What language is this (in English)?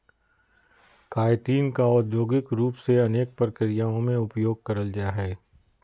Magahi